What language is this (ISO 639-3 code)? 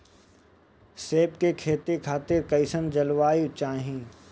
bho